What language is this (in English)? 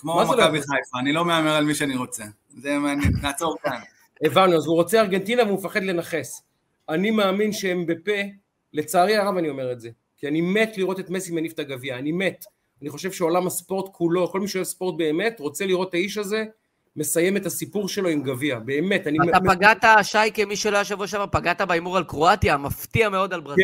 Hebrew